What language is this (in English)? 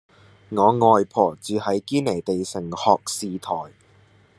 Cantonese